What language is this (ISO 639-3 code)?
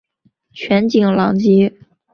zho